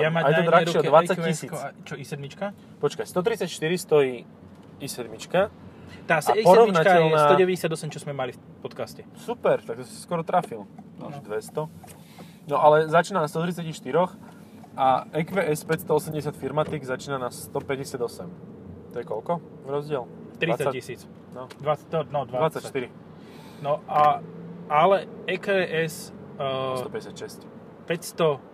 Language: Slovak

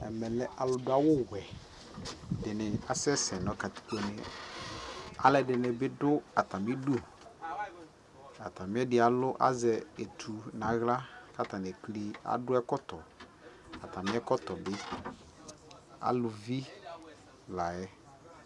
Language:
Ikposo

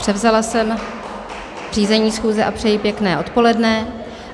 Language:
Czech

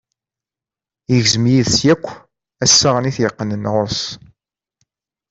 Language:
Kabyle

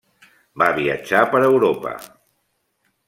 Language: Catalan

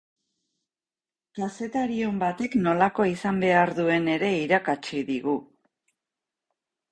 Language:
Basque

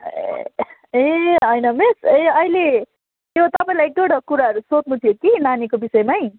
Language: Nepali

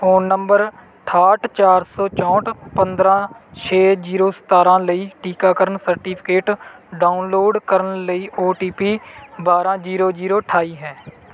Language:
Punjabi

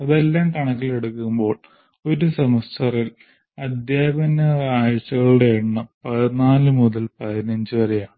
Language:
Malayalam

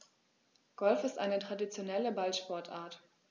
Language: German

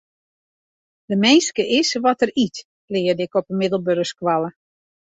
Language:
Western Frisian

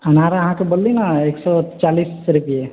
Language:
Maithili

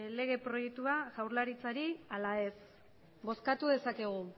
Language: Basque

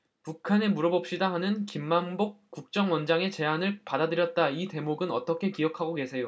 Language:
Korean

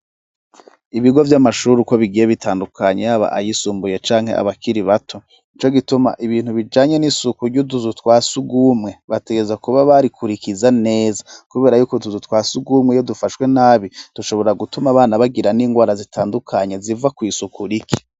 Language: Rundi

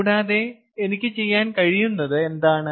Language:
Malayalam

